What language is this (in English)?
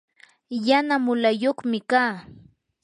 Yanahuanca Pasco Quechua